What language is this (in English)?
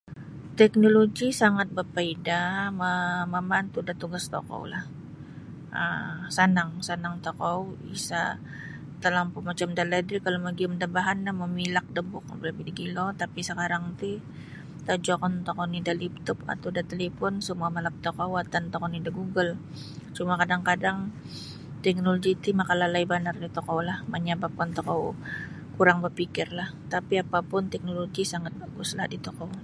Sabah Bisaya